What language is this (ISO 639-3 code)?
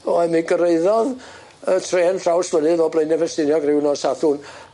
cym